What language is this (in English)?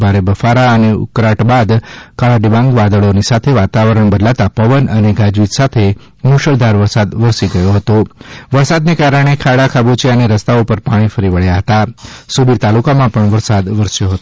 Gujarati